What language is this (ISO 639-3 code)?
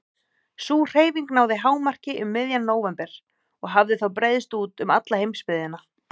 isl